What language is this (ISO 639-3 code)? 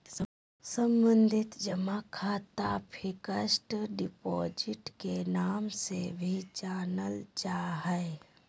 mag